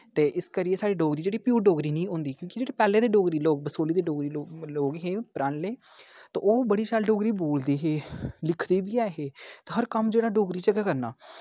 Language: Dogri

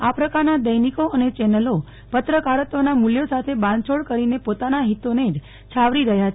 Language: Gujarati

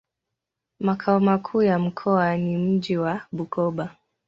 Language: Swahili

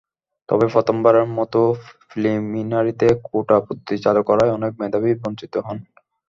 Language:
Bangla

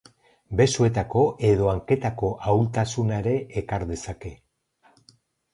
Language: Basque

